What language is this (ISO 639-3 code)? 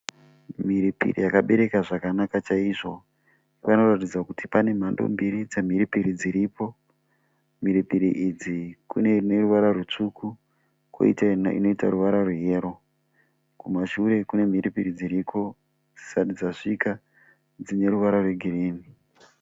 sna